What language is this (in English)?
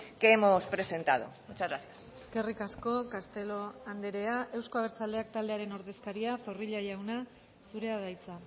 Basque